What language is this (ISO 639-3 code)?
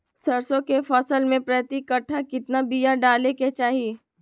mag